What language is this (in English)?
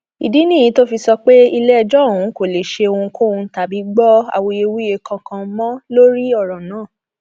Yoruba